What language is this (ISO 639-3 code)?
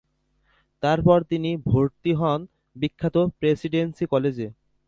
ben